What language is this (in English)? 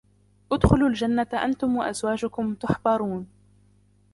Arabic